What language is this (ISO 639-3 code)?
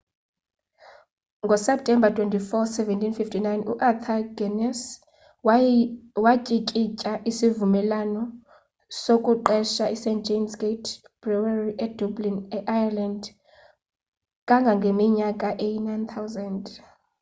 xho